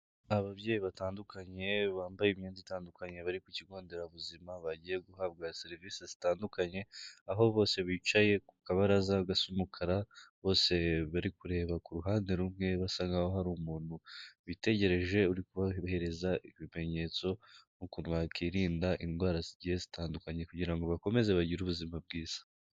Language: Kinyarwanda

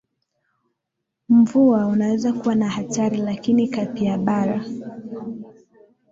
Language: Swahili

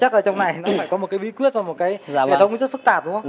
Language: Vietnamese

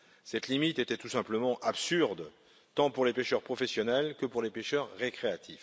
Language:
French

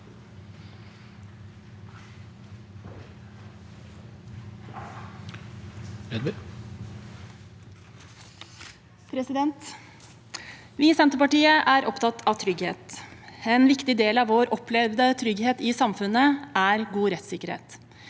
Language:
Norwegian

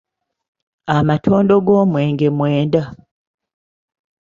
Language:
Ganda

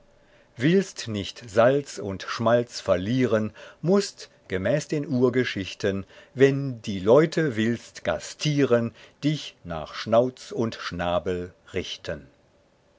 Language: German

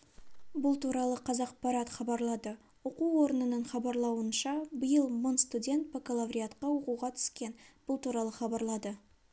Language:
Kazakh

